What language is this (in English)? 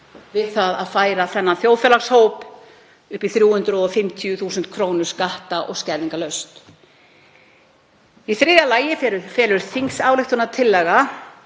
Icelandic